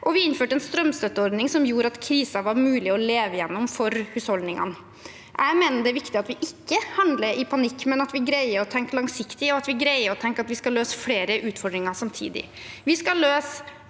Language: Norwegian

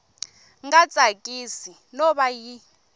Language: Tsonga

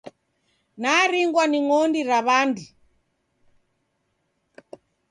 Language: Taita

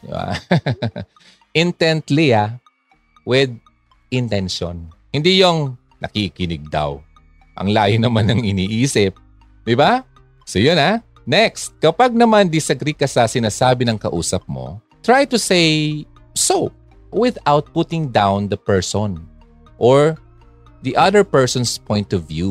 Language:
Filipino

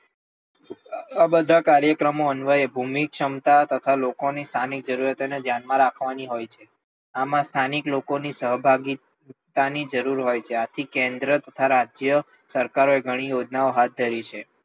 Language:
Gujarati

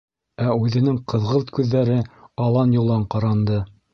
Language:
Bashkir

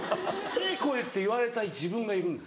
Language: Japanese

